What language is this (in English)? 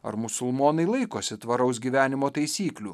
Lithuanian